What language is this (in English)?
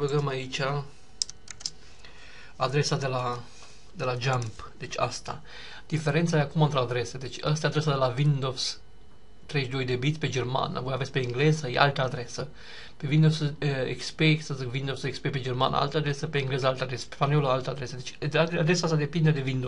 Romanian